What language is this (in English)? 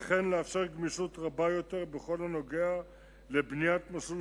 Hebrew